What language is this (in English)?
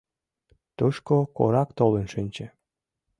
Mari